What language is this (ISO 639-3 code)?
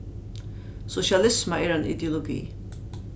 fao